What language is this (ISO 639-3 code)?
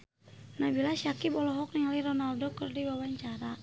sun